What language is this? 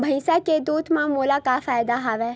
Chhattisgarhi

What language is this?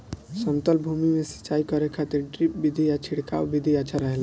Bhojpuri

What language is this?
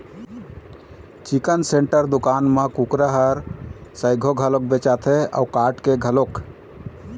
Chhattisgarhi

